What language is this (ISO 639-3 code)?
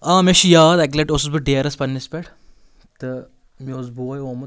kas